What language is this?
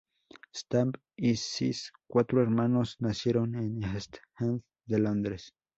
Spanish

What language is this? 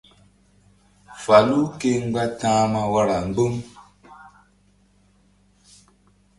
Mbum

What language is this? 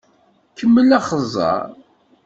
Kabyle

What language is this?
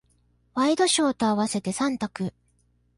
Japanese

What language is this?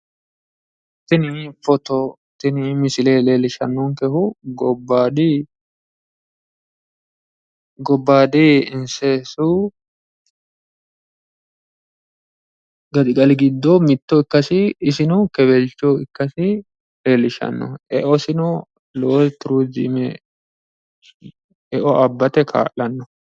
Sidamo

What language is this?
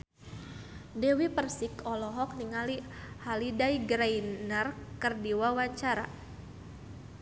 Sundanese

